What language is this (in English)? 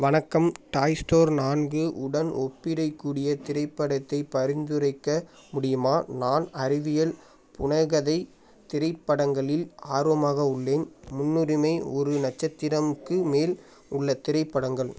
Tamil